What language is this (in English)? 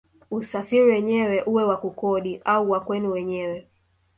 Swahili